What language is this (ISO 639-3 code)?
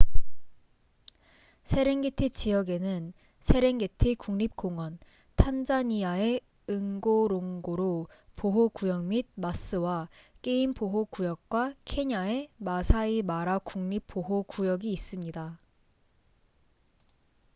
kor